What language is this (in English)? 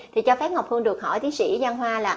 Vietnamese